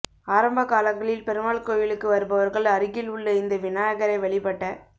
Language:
Tamil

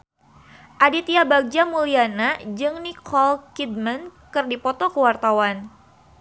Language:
Sundanese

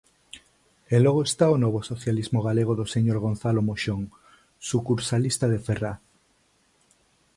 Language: Galician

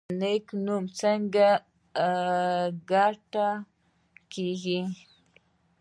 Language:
Pashto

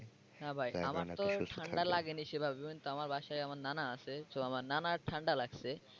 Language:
Bangla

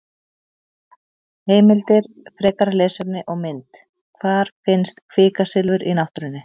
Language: Icelandic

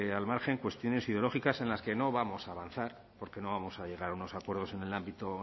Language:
Spanish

